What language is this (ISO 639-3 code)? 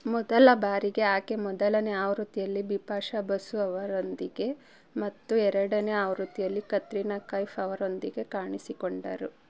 kan